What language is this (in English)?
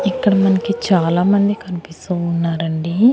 Telugu